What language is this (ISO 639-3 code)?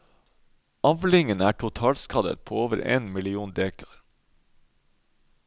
nor